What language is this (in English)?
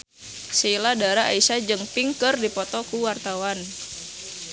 Sundanese